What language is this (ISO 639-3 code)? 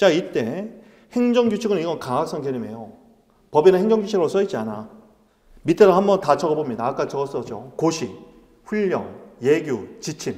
kor